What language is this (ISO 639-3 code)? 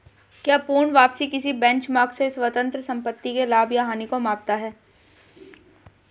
hin